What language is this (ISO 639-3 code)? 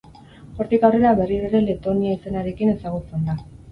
eus